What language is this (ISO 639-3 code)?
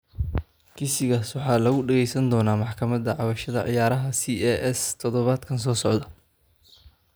som